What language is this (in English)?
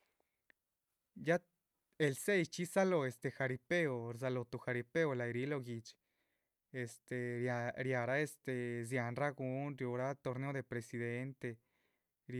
Chichicapan Zapotec